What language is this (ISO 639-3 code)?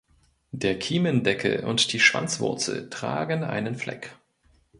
deu